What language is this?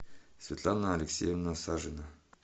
Russian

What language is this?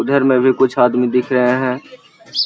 Magahi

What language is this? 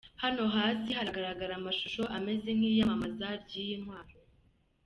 Kinyarwanda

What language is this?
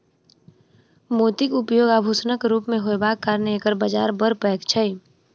Maithili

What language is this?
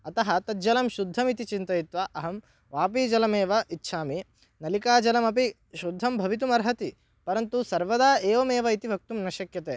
Sanskrit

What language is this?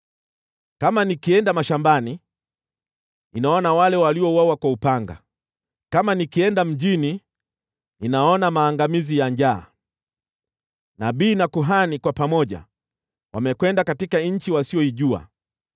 Swahili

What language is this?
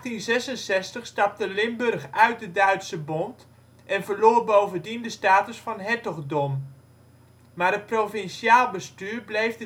Dutch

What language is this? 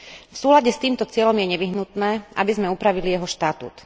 Slovak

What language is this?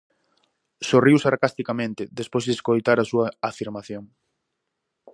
Galician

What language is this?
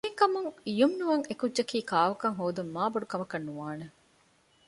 Divehi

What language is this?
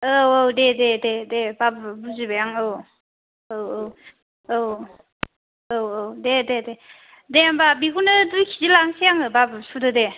Bodo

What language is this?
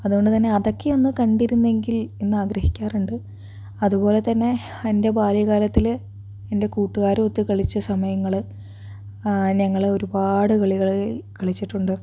Malayalam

